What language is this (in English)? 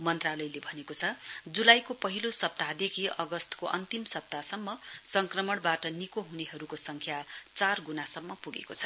Nepali